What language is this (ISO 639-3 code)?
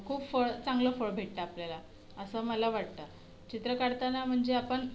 mar